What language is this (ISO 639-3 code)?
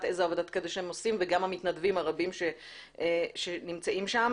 heb